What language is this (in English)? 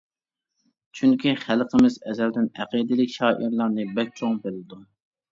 Uyghur